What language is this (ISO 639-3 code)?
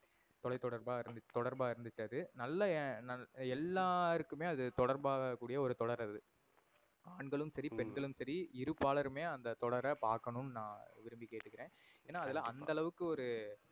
tam